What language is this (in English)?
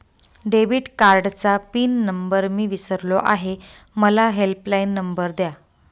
Marathi